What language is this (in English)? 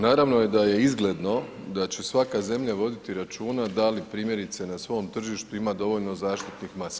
Croatian